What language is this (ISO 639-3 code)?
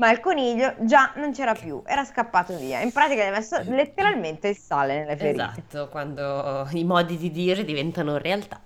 ita